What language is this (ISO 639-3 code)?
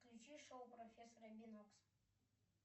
rus